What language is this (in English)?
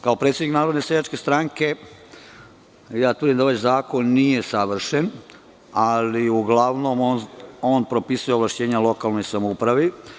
Serbian